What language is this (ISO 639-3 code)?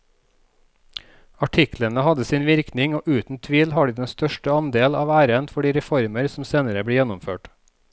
nor